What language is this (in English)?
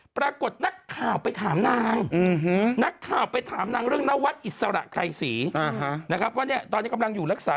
Thai